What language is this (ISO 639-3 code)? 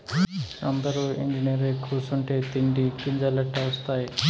tel